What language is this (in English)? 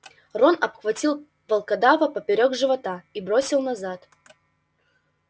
Russian